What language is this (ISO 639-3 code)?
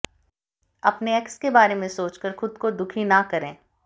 hin